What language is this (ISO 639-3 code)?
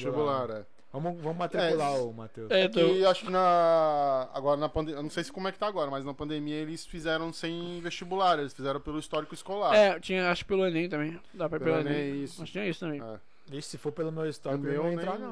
por